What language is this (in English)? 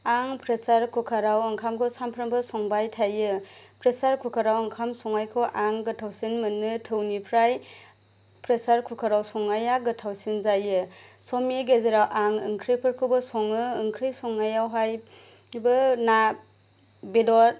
Bodo